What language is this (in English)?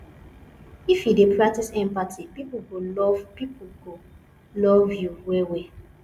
Nigerian Pidgin